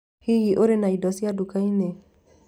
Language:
Kikuyu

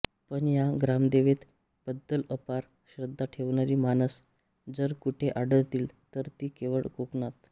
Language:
Marathi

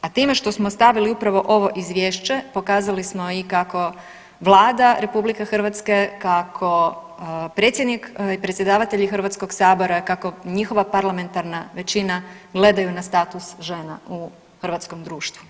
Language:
Croatian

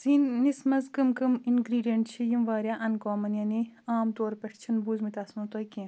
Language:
Kashmiri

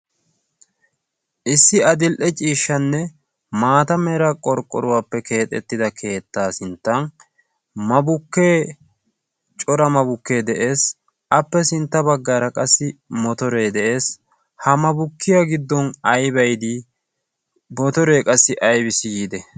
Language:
Wolaytta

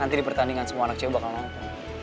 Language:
Indonesian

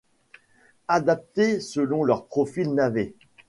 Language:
French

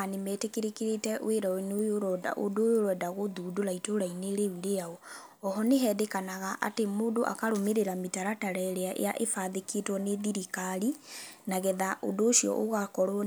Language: Kikuyu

